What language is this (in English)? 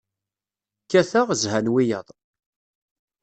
Kabyle